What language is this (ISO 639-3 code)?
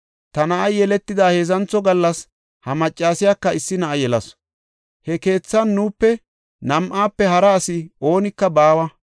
gof